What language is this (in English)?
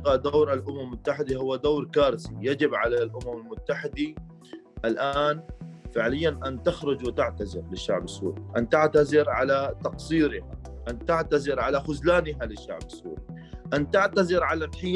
Arabic